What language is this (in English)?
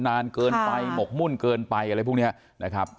Thai